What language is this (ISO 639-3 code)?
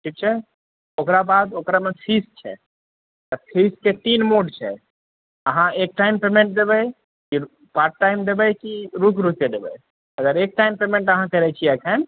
mai